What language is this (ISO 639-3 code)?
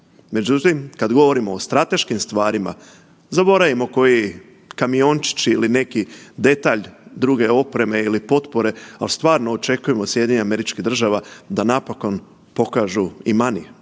hrv